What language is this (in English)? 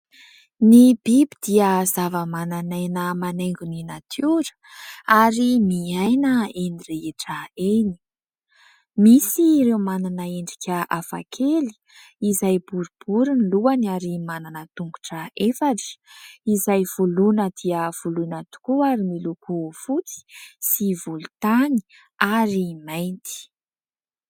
Malagasy